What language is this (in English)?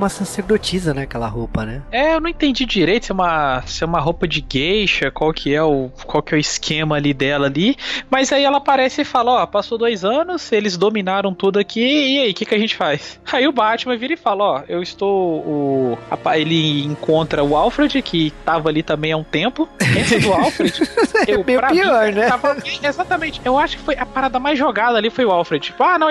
Portuguese